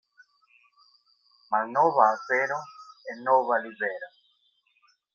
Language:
Esperanto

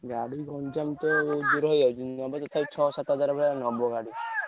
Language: Odia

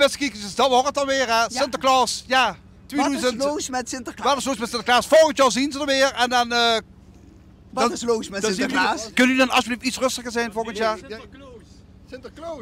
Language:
Dutch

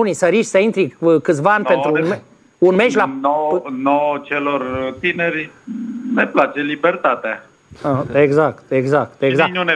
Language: Romanian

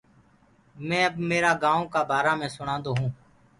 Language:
Gurgula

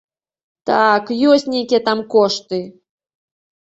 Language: Belarusian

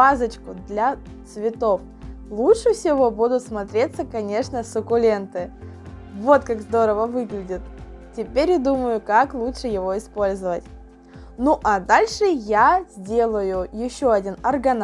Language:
Russian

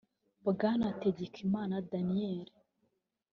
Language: Kinyarwanda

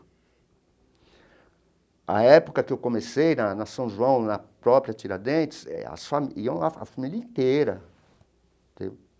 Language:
Portuguese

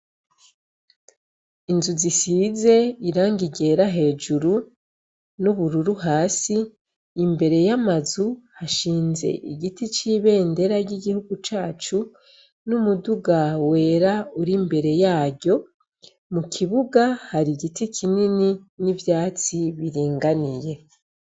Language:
Rundi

